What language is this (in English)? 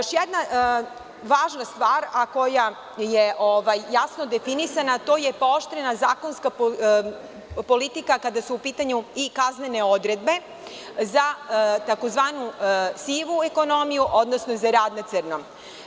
Serbian